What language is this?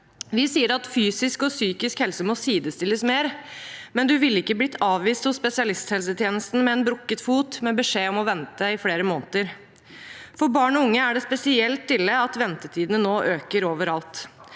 Norwegian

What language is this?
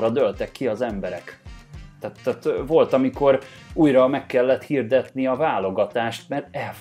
Hungarian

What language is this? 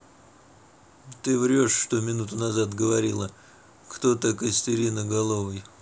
Russian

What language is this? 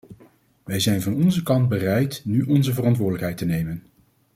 Dutch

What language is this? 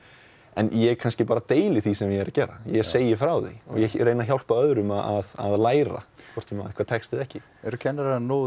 Icelandic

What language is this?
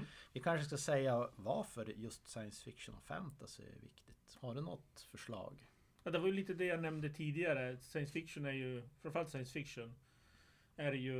Swedish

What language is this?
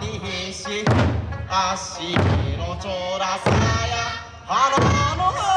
Japanese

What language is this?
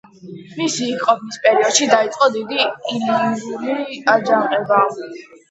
Georgian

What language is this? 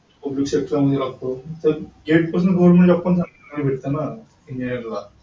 Marathi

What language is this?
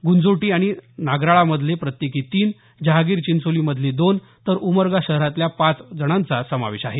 Marathi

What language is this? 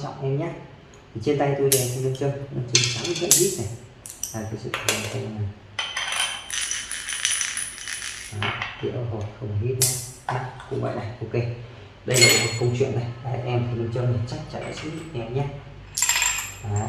Vietnamese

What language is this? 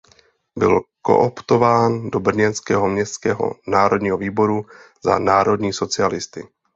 Czech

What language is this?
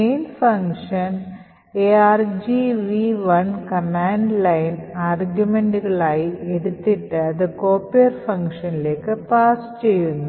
Malayalam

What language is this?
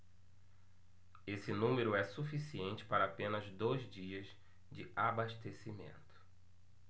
Portuguese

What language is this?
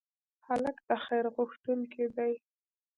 Pashto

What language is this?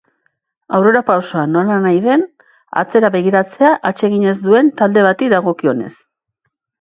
Basque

